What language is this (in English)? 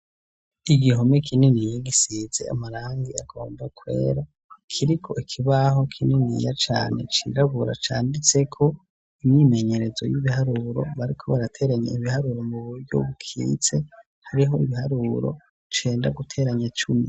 Rundi